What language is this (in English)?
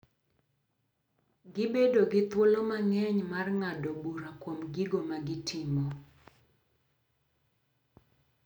Luo (Kenya and Tanzania)